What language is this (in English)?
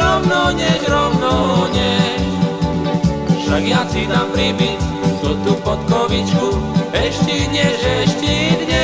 Slovak